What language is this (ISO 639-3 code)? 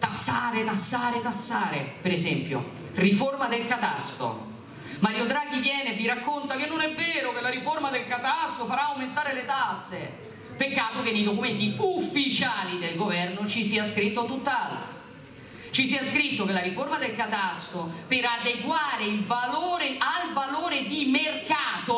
ita